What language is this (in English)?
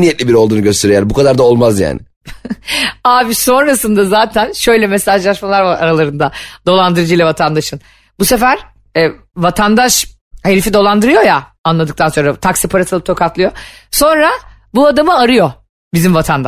Turkish